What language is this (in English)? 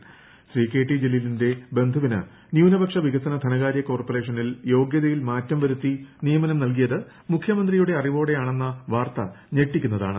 Malayalam